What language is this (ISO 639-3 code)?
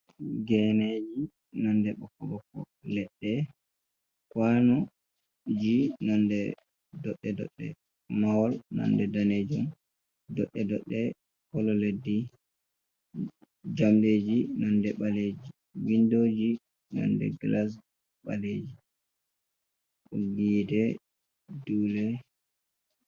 ful